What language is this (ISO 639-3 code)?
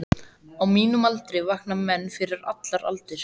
isl